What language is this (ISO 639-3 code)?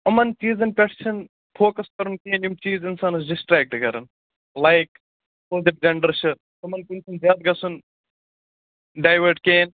kas